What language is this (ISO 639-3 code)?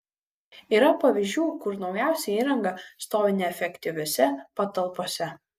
lit